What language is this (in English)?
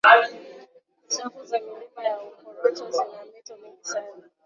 Swahili